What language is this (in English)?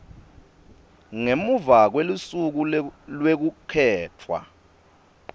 Swati